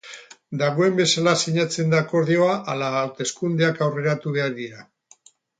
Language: Basque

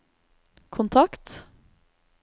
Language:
Norwegian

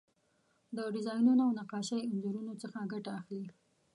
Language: Pashto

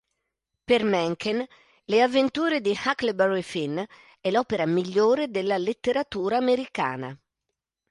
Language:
Italian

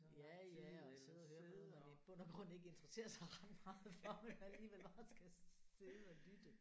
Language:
Danish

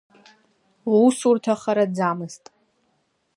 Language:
Abkhazian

